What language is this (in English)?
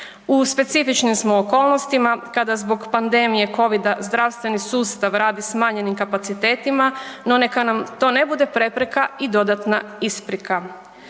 Croatian